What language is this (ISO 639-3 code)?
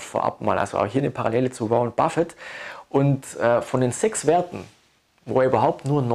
deu